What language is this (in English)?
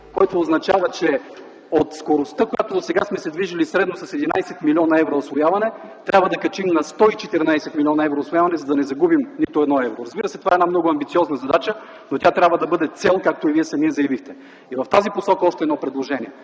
Bulgarian